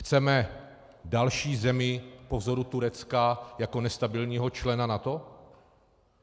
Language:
Czech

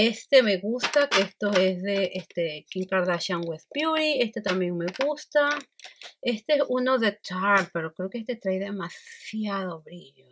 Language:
Spanish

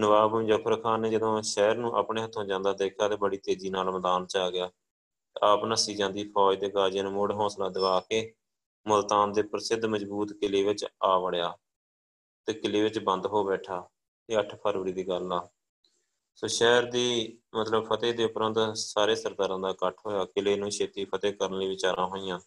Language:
Punjabi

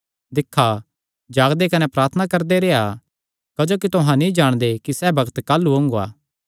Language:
Kangri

